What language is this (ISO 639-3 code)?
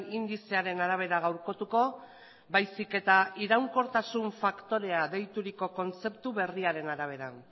eus